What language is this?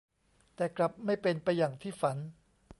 Thai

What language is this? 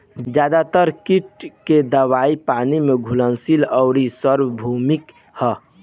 Bhojpuri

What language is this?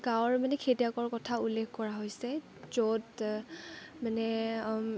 Assamese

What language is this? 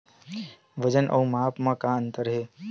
Chhattisgarhi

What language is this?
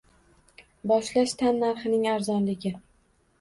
Uzbek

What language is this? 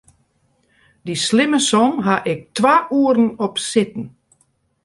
Western Frisian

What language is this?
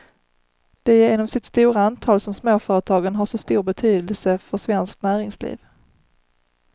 Swedish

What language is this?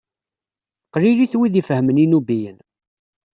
Kabyle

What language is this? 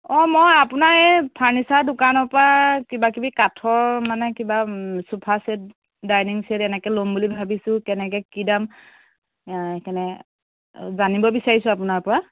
Assamese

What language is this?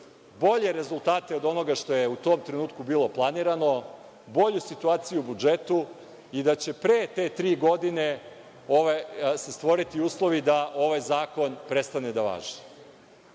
Serbian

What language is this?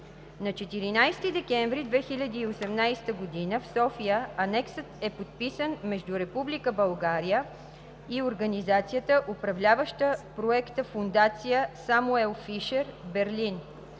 Bulgarian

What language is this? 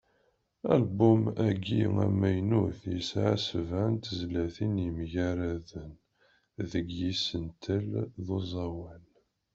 Kabyle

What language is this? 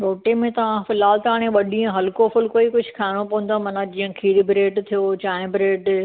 Sindhi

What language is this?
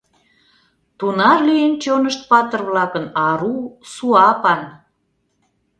Mari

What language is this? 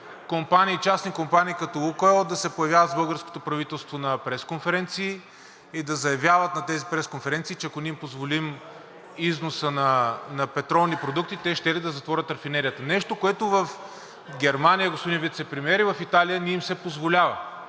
Bulgarian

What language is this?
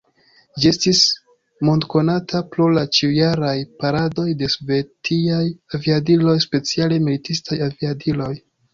Esperanto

